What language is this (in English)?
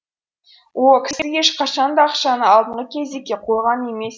Kazakh